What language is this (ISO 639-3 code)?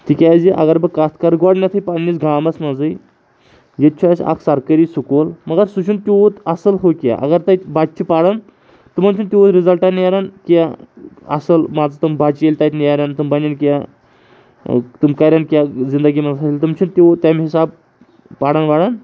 kas